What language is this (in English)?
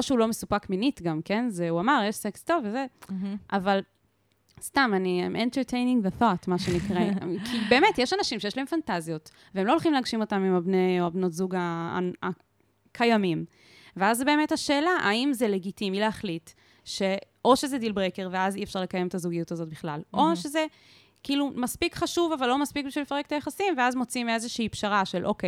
Hebrew